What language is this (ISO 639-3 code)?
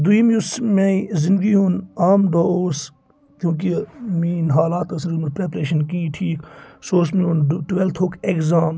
kas